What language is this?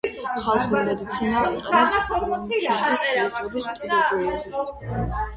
Georgian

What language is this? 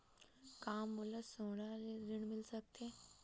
Chhattisgarhi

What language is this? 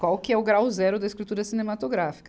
Portuguese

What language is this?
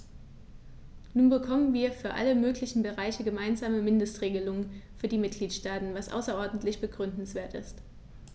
German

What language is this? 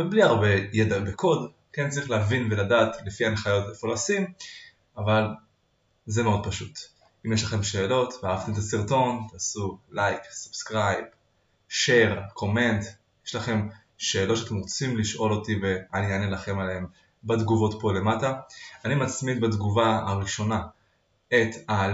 Hebrew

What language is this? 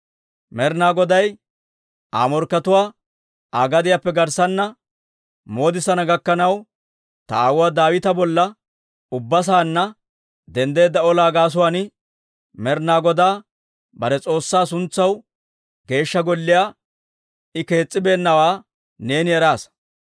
Dawro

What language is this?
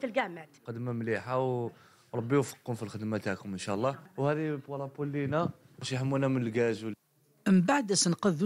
Arabic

